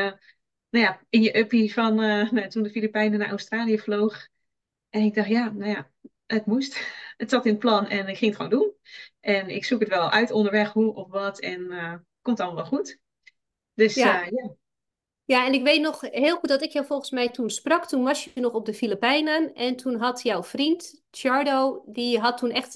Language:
Dutch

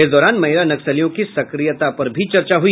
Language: Hindi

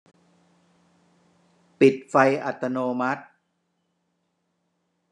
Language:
Thai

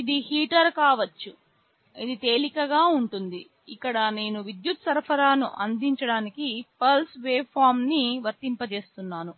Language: Telugu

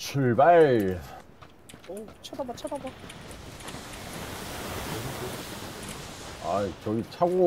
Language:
Korean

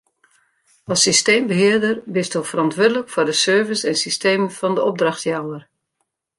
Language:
Western Frisian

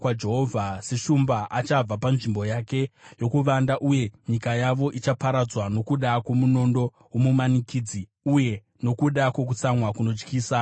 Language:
Shona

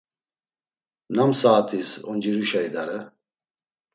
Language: Laz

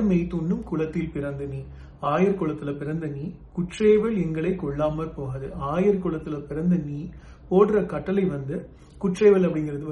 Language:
Tamil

